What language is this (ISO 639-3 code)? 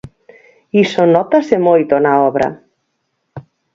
glg